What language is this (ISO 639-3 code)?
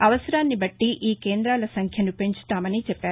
tel